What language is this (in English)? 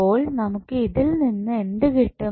Malayalam